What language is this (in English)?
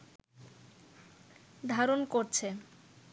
Bangla